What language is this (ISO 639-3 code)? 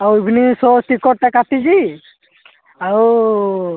ori